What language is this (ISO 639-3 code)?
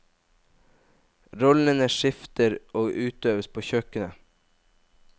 nor